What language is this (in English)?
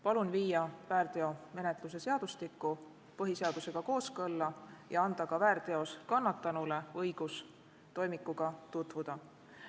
Estonian